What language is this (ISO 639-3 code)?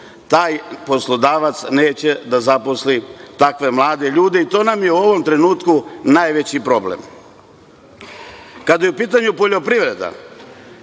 srp